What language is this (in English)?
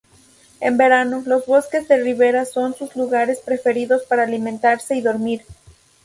Spanish